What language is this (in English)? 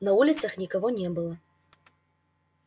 Russian